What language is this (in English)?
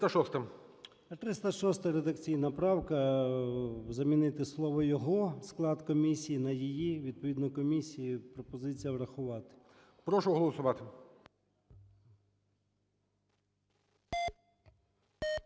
Ukrainian